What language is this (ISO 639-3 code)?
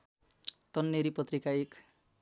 nep